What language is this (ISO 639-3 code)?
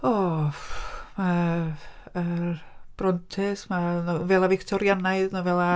cym